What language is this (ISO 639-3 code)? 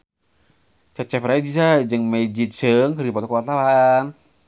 sun